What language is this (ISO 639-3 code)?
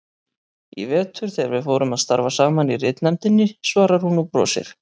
isl